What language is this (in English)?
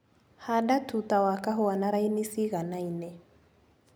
Kikuyu